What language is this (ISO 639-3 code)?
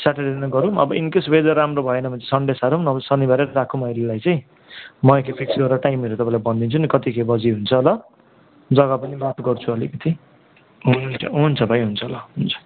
nep